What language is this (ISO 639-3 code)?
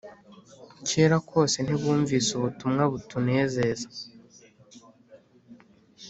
kin